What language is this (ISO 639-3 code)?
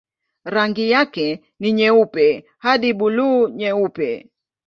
swa